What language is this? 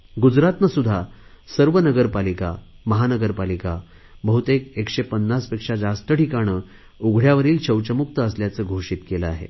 Marathi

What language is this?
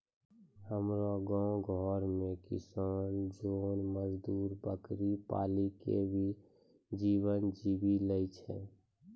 Maithili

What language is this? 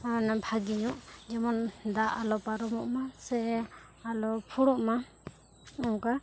Santali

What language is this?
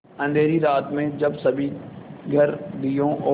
Hindi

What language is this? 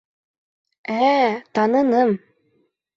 Bashkir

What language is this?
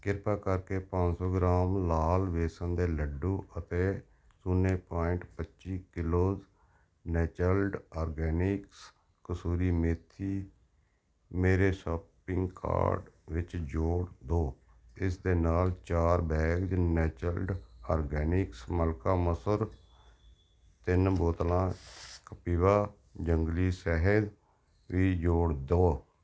Punjabi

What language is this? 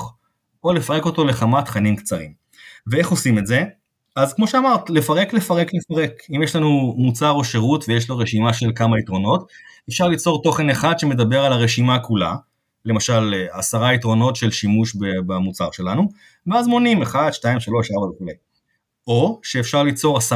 Hebrew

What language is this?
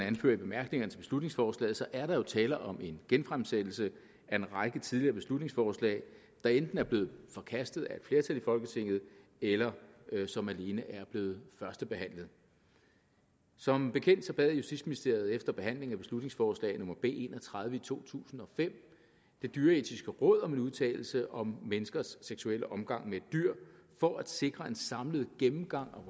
Danish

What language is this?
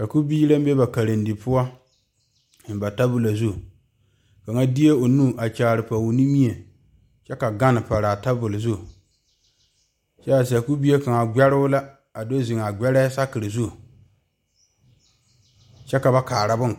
Southern Dagaare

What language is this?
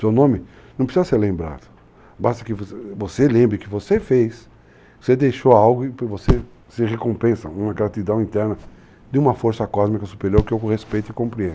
Portuguese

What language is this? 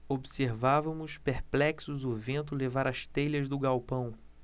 Portuguese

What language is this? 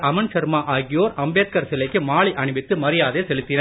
Tamil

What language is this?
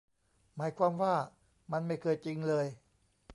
Thai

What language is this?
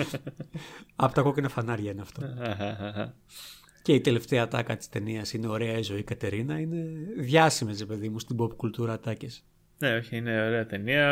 Greek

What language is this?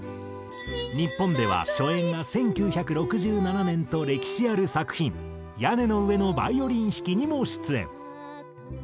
Japanese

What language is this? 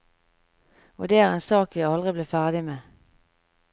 Norwegian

